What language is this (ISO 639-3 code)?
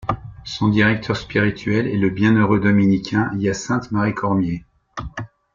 fra